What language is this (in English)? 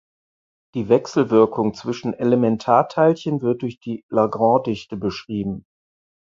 German